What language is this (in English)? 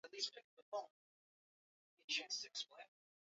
Swahili